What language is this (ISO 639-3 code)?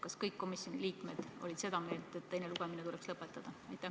est